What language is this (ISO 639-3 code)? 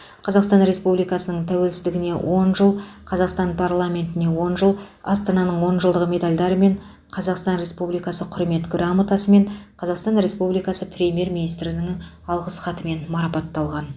kaz